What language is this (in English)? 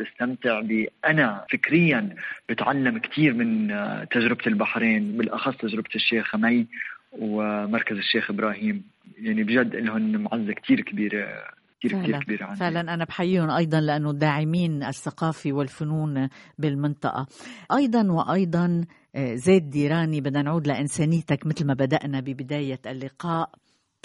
Arabic